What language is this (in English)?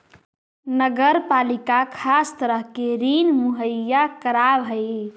Magahi